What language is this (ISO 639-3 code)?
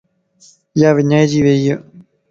lss